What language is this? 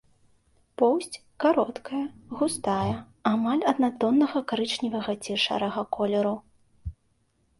Belarusian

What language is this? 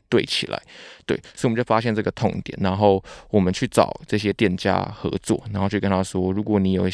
Chinese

